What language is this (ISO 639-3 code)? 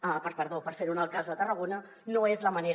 cat